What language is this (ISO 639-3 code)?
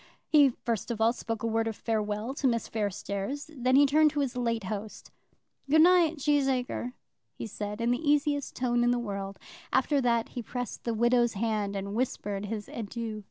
eng